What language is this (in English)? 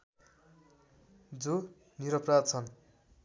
Nepali